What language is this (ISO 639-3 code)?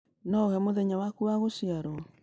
kik